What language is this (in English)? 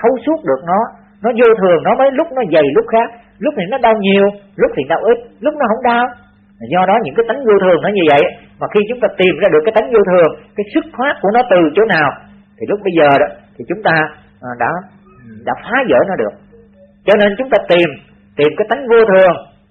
Vietnamese